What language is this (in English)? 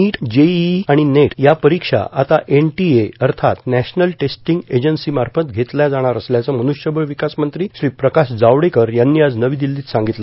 Marathi